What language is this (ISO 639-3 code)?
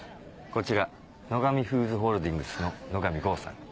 jpn